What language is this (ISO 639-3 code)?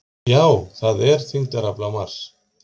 isl